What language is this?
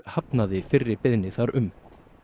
Icelandic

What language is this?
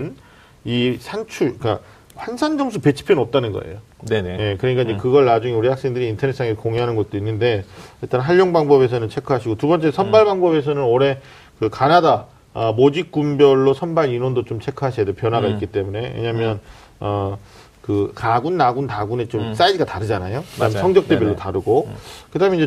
Korean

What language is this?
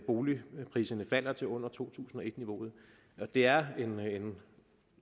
Danish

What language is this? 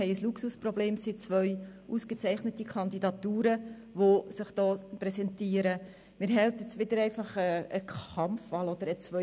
Swiss German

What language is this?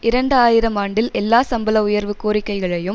Tamil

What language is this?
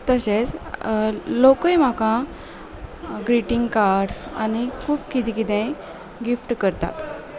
Konkani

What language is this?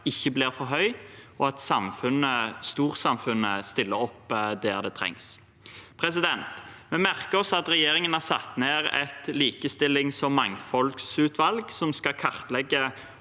Norwegian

